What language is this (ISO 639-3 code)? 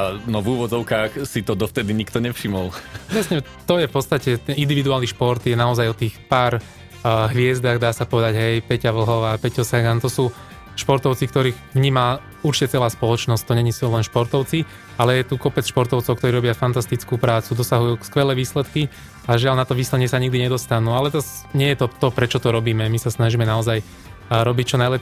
slk